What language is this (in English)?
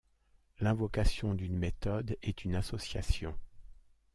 French